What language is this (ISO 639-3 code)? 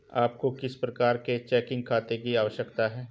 hin